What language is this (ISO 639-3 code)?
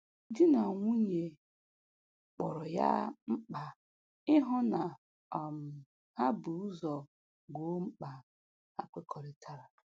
ibo